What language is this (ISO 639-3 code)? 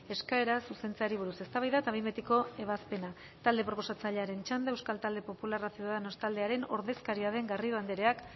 eus